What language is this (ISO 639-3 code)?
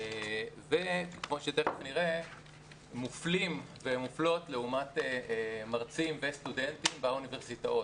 heb